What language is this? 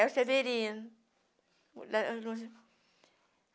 Portuguese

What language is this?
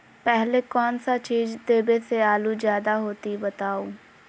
Magahi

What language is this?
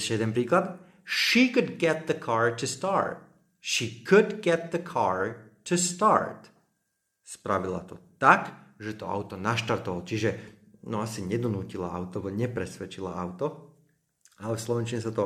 Slovak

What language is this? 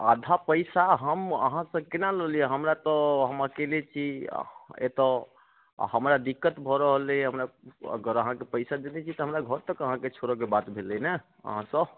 Maithili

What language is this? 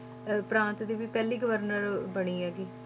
Punjabi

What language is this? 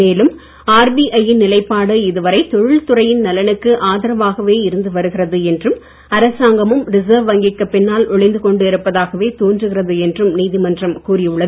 Tamil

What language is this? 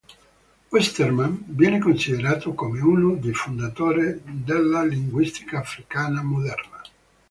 Italian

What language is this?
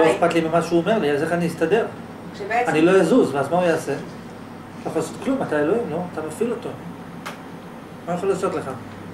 Hebrew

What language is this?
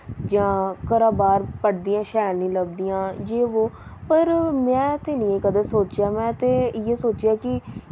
Dogri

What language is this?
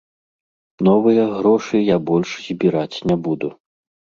Belarusian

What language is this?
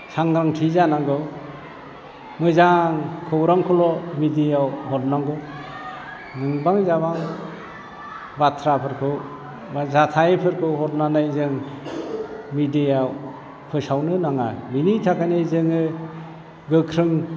Bodo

